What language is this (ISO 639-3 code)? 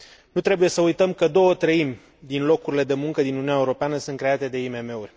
ron